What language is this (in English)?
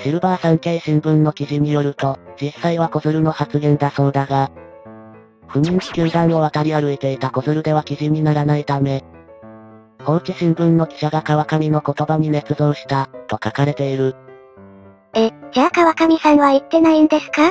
Japanese